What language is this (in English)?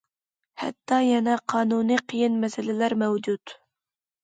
Uyghur